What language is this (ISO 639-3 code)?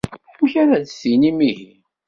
kab